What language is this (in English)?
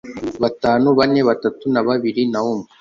Kinyarwanda